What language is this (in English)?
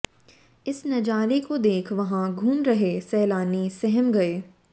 Hindi